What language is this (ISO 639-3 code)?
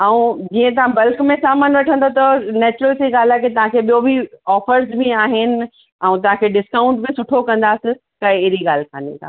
snd